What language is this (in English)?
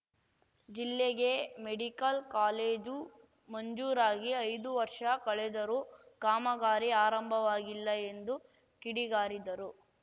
Kannada